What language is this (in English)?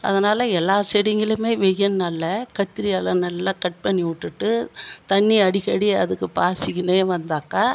Tamil